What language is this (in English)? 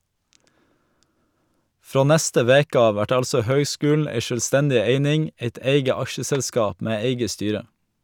Norwegian